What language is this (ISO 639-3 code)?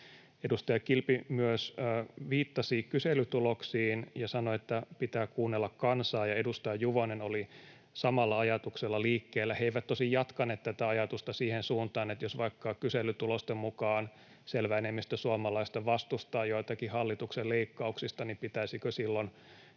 fin